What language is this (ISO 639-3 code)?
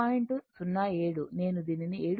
tel